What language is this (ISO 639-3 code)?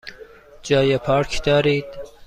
fas